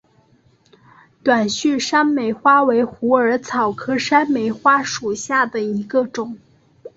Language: Chinese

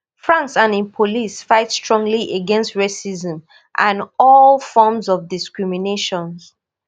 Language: Nigerian Pidgin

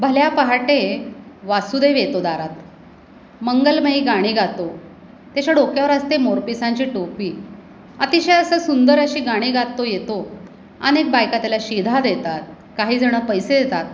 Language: Marathi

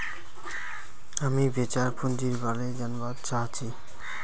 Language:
Magahi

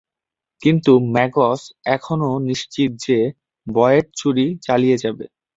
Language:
Bangla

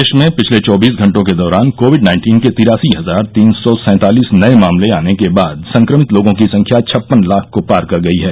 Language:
Hindi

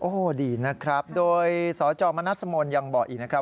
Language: Thai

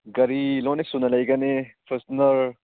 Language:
Manipuri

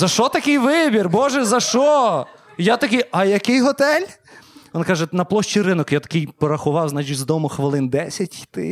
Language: Ukrainian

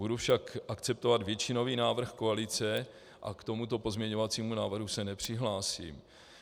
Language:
Czech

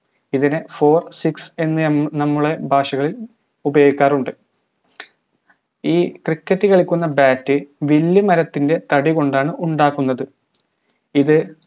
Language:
Malayalam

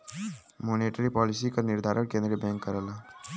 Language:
Bhojpuri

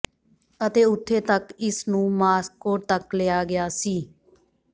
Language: Punjabi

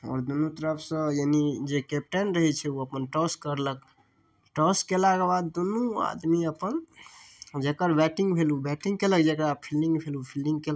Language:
Maithili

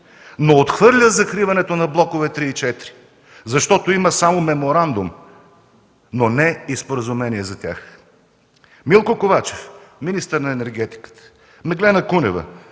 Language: Bulgarian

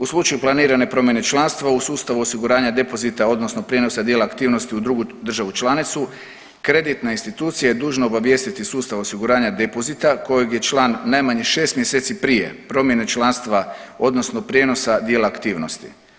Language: Croatian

